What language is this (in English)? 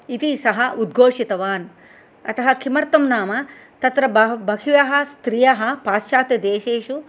Sanskrit